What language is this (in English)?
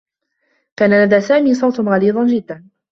Arabic